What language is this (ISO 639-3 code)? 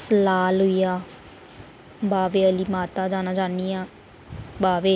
doi